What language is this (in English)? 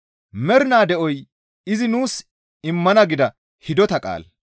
Gamo